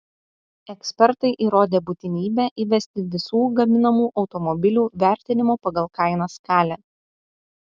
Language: Lithuanian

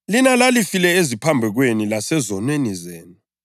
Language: North Ndebele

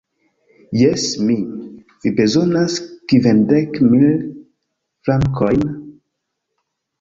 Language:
Esperanto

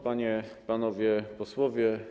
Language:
Polish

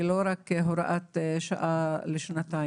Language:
Hebrew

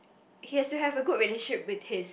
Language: English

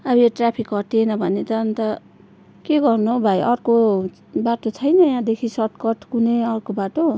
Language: Nepali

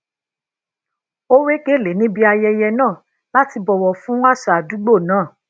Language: Yoruba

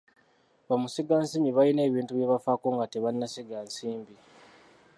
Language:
Ganda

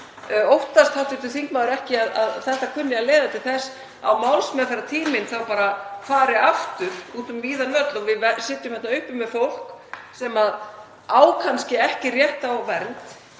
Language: Icelandic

